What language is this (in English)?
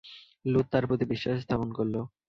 Bangla